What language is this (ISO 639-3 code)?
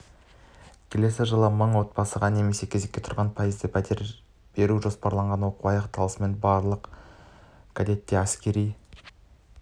kaz